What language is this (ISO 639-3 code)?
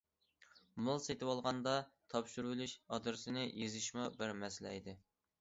uig